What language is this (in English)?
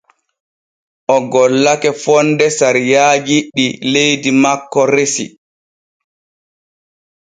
Borgu Fulfulde